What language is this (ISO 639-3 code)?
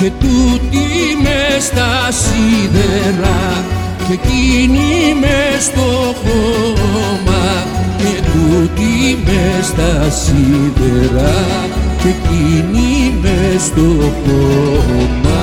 ell